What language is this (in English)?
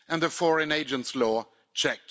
English